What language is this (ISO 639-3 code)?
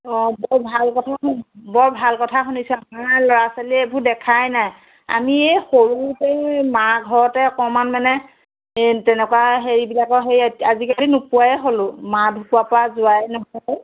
asm